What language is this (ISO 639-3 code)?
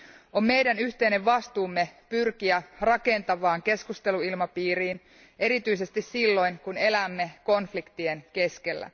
fin